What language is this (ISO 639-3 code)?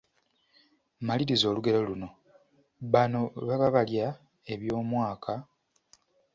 lug